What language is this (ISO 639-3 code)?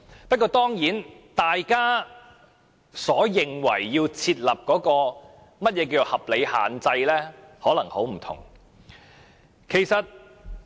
yue